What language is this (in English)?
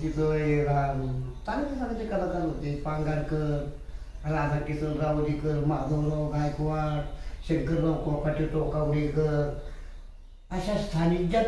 Indonesian